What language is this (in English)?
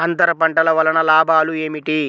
Telugu